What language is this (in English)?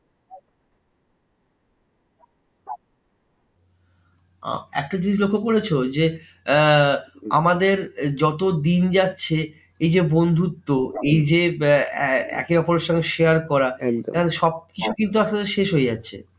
Bangla